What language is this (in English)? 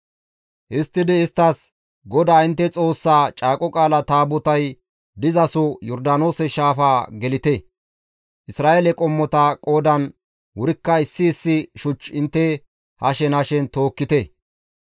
Gamo